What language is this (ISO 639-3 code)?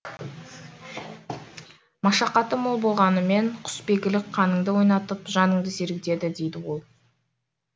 kaz